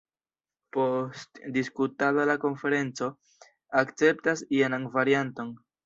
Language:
Esperanto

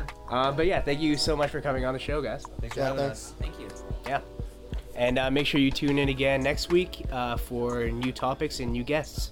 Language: English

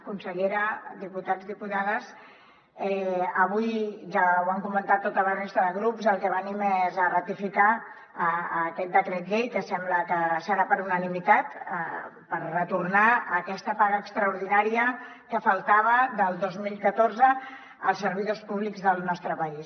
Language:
Catalan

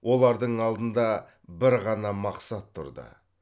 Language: Kazakh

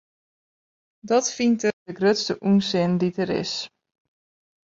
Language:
Western Frisian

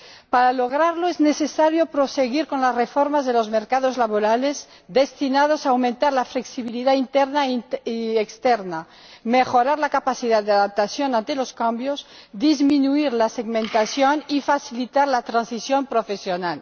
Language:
Spanish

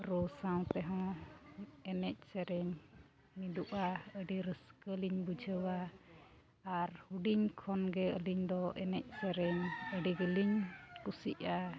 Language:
Santali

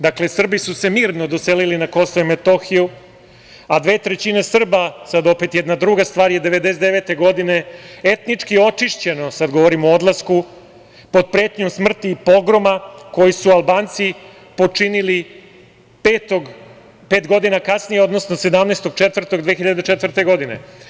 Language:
Serbian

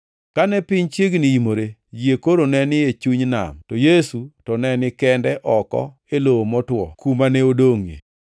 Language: Luo (Kenya and Tanzania)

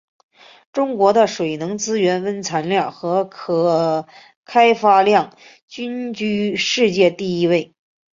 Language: Chinese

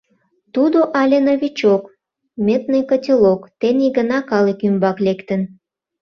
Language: Mari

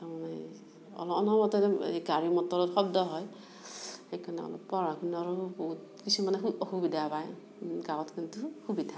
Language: Assamese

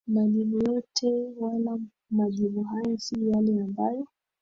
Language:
Swahili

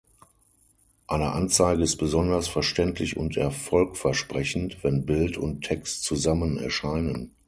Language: German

